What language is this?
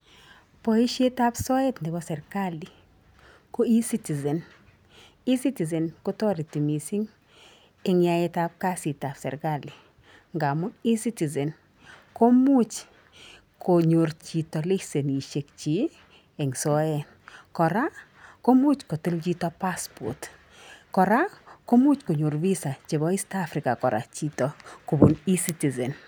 Kalenjin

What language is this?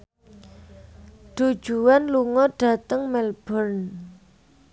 Javanese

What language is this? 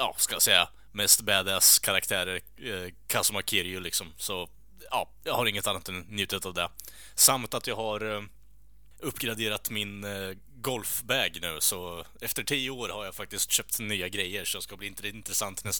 Swedish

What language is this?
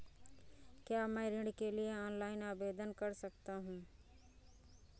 Hindi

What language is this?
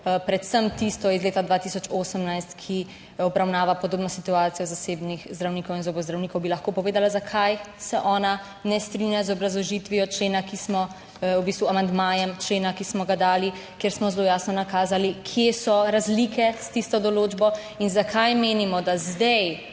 Slovenian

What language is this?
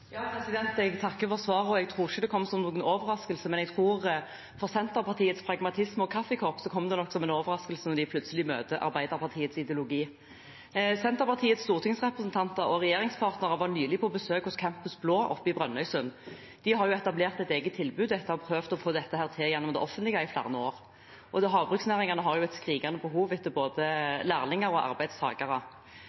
Norwegian Bokmål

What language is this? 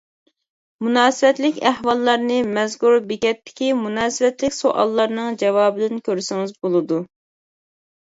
Uyghur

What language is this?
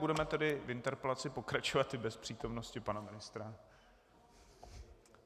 Czech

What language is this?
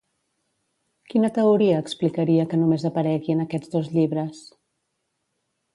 Catalan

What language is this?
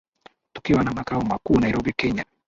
Swahili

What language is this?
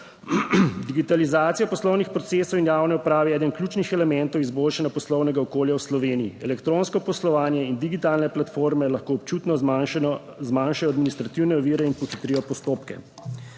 Slovenian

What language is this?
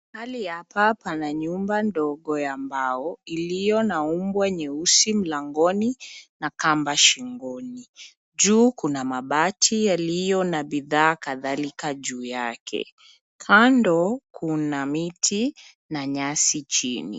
Swahili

